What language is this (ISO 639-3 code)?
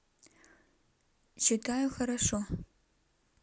rus